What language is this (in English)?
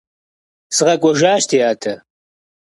Kabardian